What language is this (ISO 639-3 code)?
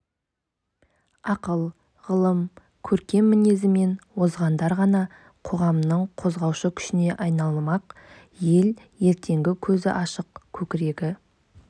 kaz